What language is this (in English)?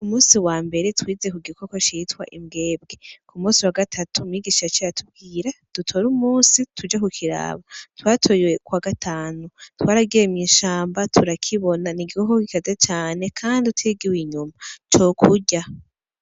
Rundi